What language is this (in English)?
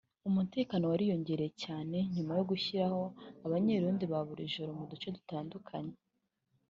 Kinyarwanda